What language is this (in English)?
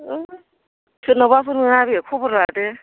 Bodo